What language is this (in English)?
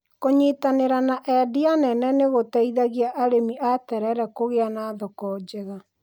Kikuyu